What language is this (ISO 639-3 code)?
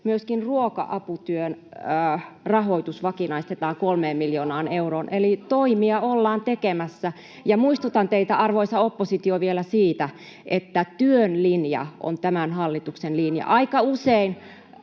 fin